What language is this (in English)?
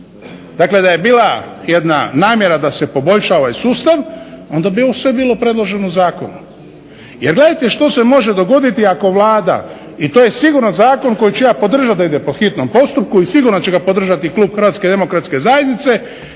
Croatian